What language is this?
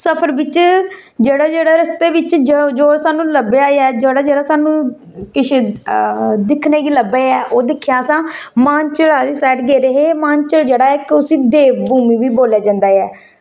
Dogri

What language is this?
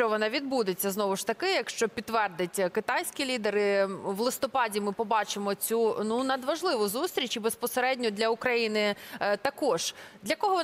Ukrainian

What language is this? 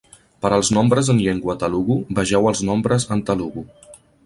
Catalan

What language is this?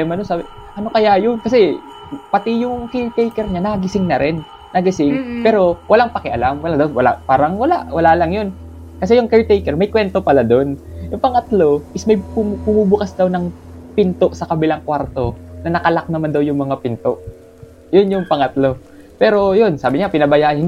Filipino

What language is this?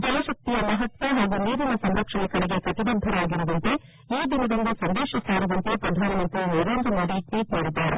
Kannada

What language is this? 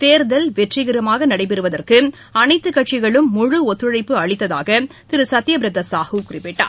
Tamil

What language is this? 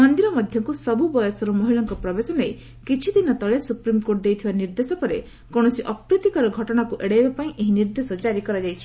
Odia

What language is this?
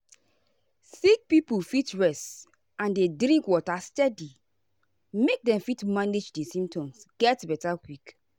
Nigerian Pidgin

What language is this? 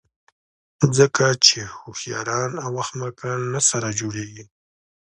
Pashto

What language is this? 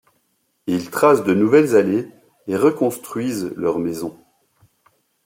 French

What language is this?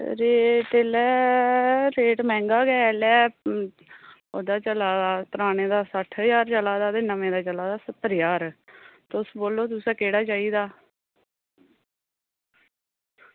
Dogri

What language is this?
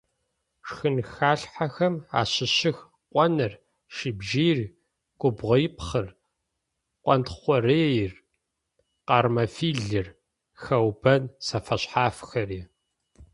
Adyghe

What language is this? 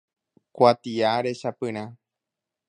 Guarani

